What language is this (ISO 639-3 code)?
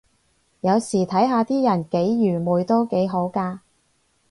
yue